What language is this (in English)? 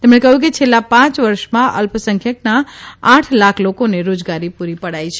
Gujarati